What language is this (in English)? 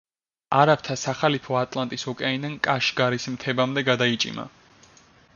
Georgian